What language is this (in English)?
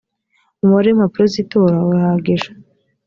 Kinyarwanda